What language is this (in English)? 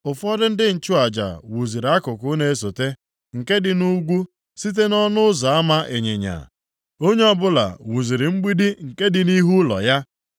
Igbo